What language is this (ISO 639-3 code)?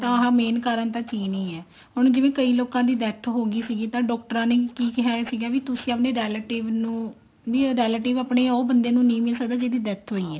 pan